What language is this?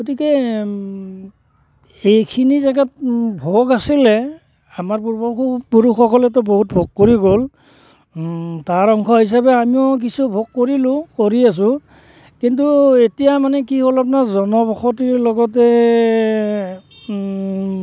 Assamese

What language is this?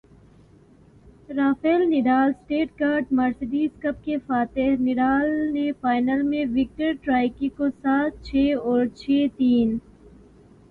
Urdu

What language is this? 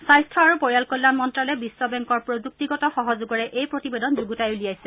Assamese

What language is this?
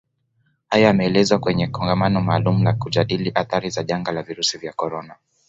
Swahili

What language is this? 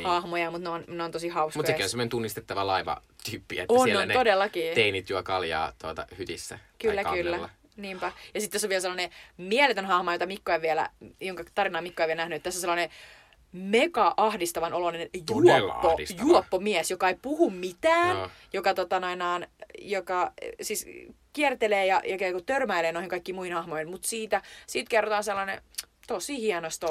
Finnish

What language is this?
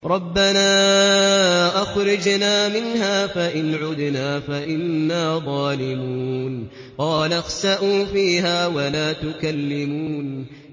Arabic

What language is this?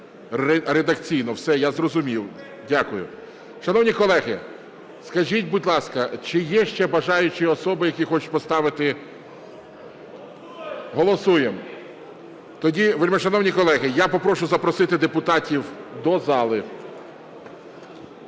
Ukrainian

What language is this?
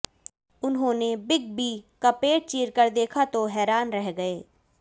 Hindi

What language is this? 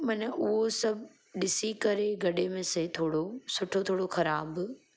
Sindhi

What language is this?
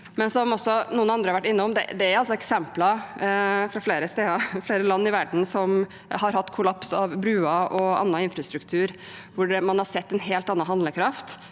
Norwegian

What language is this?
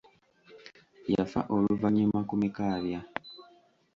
Ganda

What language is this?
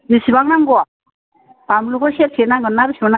Bodo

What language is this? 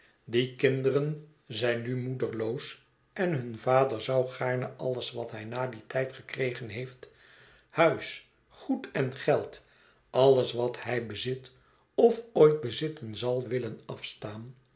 Dutch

